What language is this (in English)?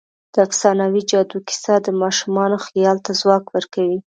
Pashto